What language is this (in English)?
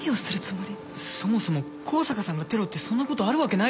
Japanese